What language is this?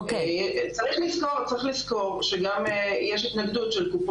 Hebrew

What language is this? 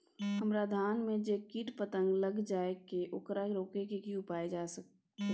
Maithili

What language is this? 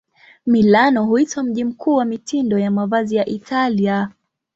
Swahili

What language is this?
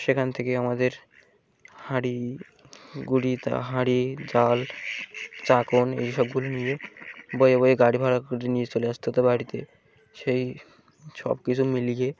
Bangla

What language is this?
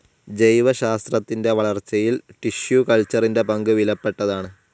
Malayalam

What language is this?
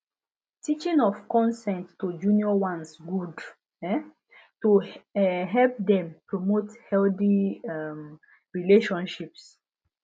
Nigerian Pidgin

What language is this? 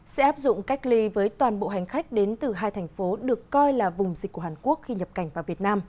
Vietnamese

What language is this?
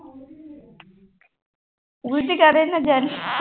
Punjabi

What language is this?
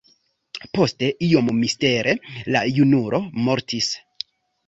Esperanto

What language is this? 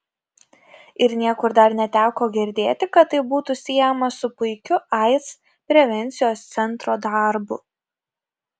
Lithuanian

